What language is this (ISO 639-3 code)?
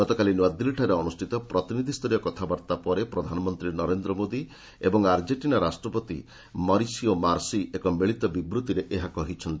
ori